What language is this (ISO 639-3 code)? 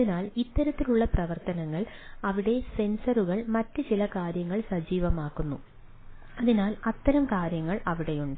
mal